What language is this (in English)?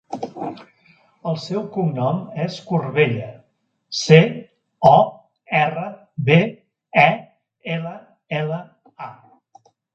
Catalan